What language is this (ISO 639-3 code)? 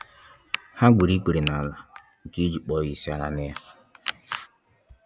ibo